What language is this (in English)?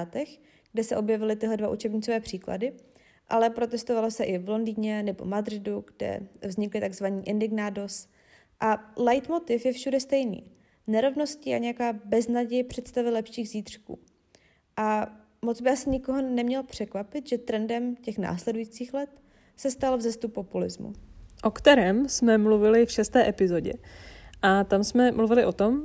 Czech